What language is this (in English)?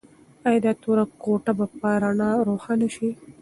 Pashto